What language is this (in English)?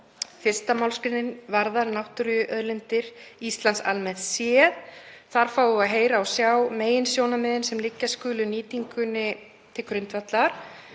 Icelandic